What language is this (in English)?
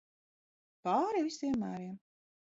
Latvian